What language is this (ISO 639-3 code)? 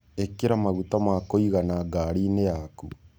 kik